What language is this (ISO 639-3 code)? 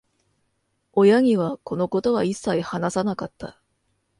jpn